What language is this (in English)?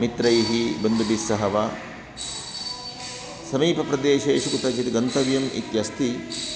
Sanskrit